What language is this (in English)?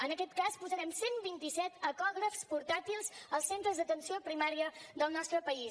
Catalan